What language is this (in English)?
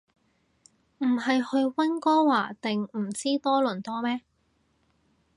Cantonese